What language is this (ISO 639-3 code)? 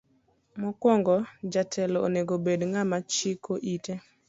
luo